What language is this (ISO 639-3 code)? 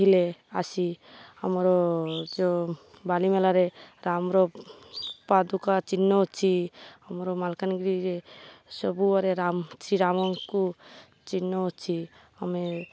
ori